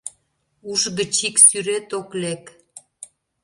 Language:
Mari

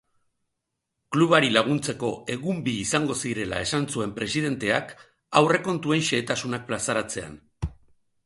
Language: Basque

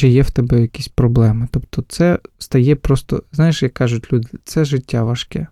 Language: Ukrainian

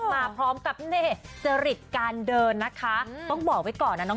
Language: Thai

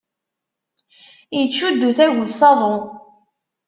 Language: Kabyle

